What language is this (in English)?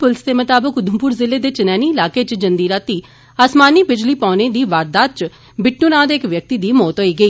Dogri